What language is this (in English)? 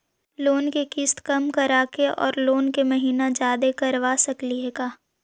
Magahi